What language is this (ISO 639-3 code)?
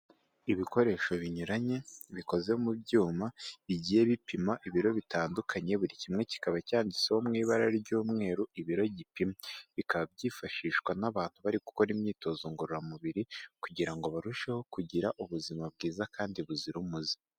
kin